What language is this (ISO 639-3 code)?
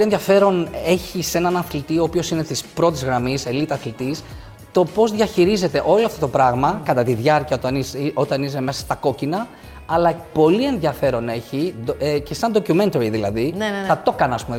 ell